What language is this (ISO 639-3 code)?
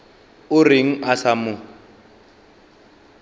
nso